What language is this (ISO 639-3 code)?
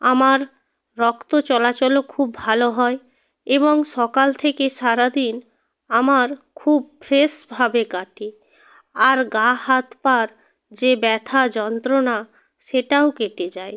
ben